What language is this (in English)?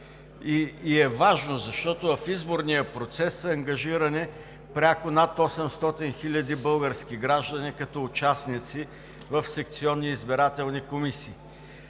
Bulgarian